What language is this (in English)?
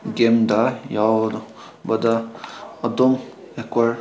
Manipuri